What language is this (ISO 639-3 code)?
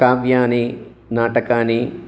san